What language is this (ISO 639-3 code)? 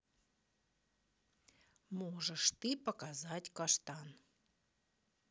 rus